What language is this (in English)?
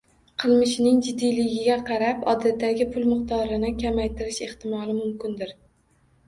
Uzbek